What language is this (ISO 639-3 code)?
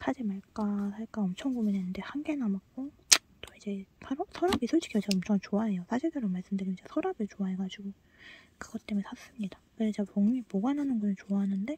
kor